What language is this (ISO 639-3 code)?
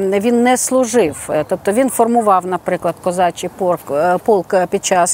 ukr